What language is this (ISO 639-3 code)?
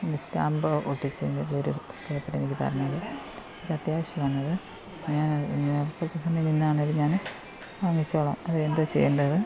mal